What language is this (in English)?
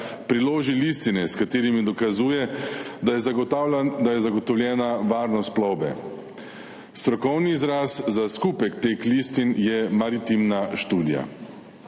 Slovenian